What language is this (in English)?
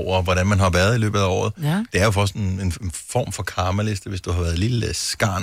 Danish